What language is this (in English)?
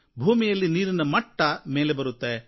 Kannada